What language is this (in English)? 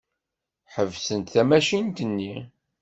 Kabyle